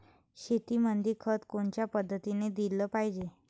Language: Marathi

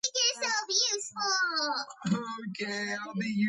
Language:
Georgian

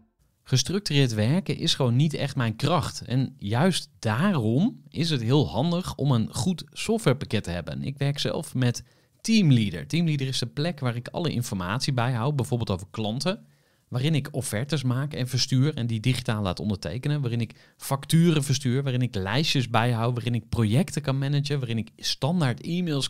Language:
Dutch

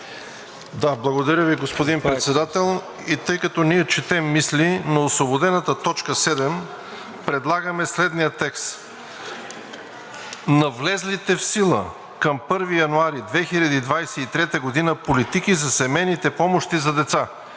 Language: Bulgarian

